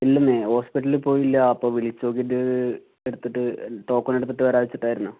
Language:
Malayalam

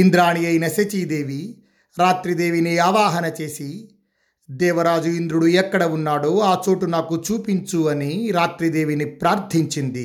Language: Telugu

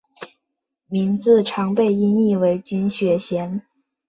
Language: Chinese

